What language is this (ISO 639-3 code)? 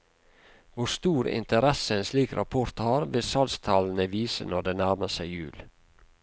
nor